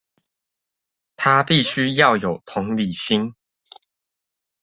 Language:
Chinese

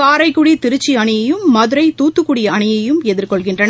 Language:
Tamil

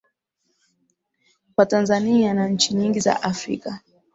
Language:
Swahili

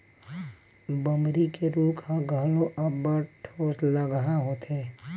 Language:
Chhattisgarhi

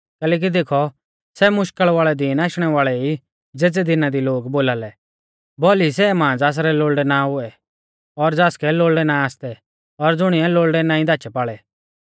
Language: Mahasu Pahari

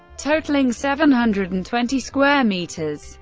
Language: English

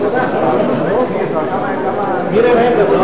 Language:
Hebrew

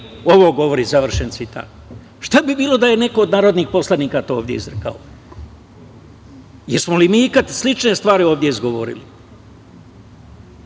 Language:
Serbian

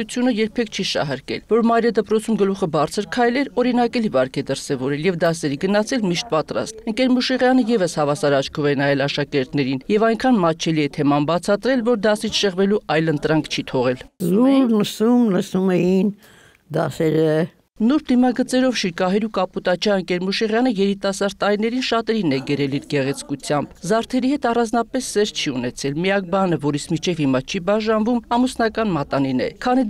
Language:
Romanian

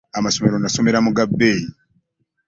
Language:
Ganda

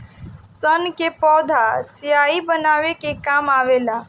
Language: Bhojpuri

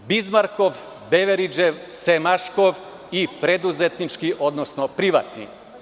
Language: Serbian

